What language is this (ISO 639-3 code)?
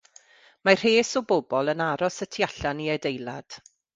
cym